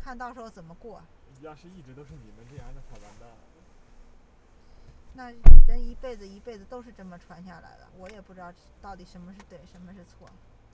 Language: Chinese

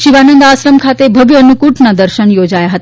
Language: Gujarati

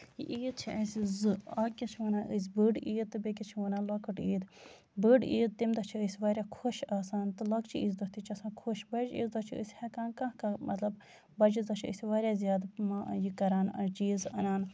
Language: Kashmiri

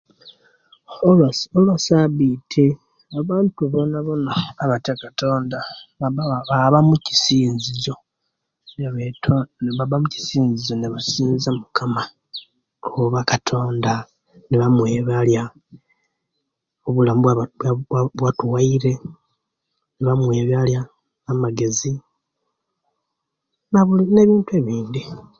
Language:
Kenyi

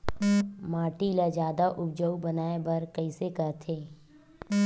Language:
Chhattisgarhi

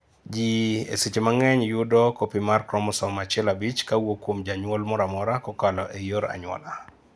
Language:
Luo (Kenya and Tanzania)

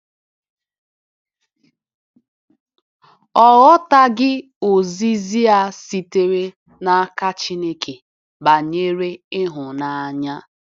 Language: Igbo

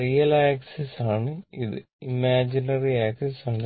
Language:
Malayalam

